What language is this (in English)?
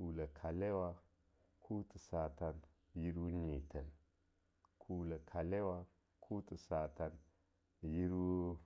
Longuda